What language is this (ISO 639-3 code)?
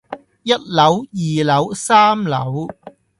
yue